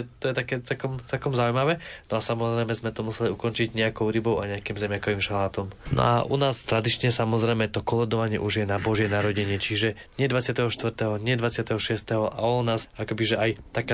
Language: Slovak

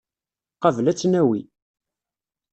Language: Kabyle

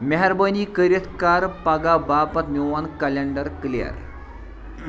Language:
Kashmiri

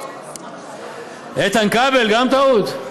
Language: Hebrew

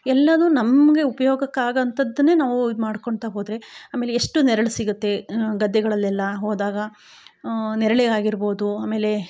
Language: Kannada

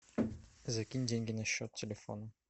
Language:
Russian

